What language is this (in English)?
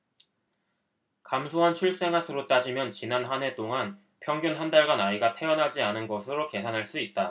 Korean